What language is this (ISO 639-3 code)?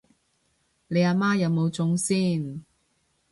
yue